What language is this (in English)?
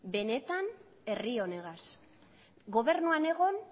Basque